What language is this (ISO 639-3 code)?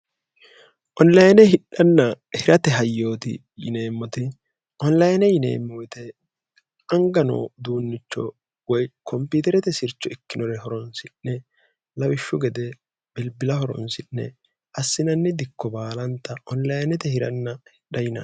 sid